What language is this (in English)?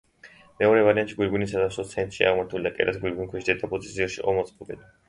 Georgian